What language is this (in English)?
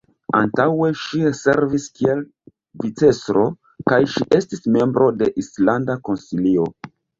Esperanto